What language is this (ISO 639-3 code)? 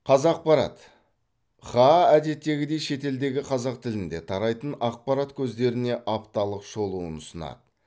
kaz